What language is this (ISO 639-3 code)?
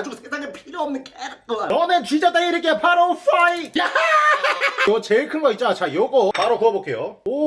kor